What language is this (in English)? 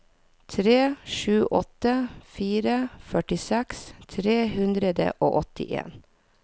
Norwegian